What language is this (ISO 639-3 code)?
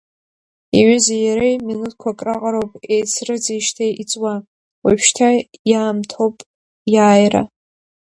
abk